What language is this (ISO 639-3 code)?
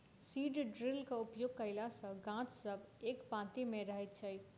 mai